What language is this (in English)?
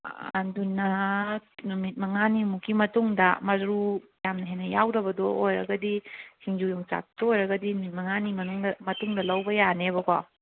Manipuri